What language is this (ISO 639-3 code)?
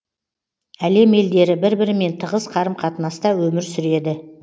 kaz